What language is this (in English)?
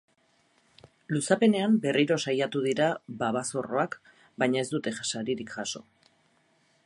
Basque